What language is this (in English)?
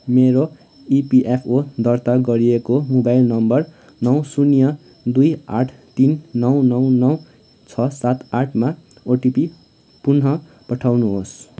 Nepali